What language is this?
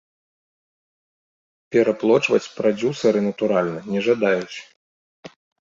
Belarusian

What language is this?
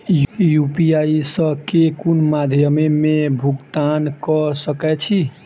Maithili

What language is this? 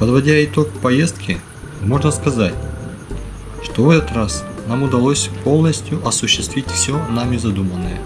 Russian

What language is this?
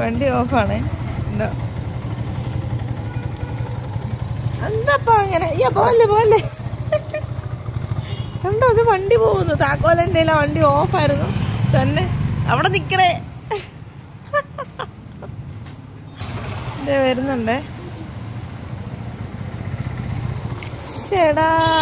Malayalam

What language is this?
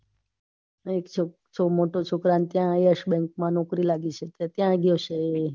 Gujarati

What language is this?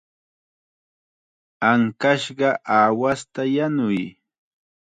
Chiquián Ancash Quechua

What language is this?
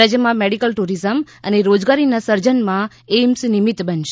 Gujarati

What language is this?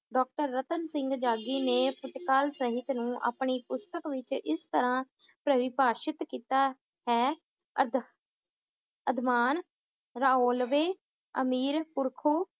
Punjabi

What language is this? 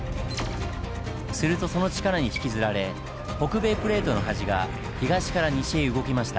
Japanese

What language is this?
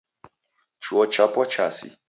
Taita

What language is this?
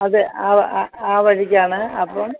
Malayalam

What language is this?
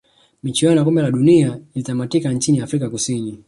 Swahili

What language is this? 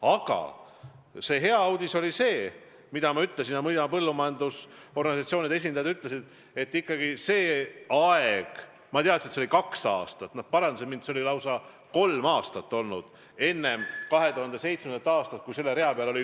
Estonian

